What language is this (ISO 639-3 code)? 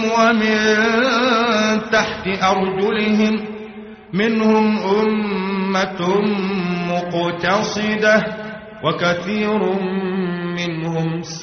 ara